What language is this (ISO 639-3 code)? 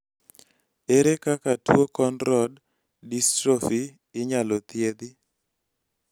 luo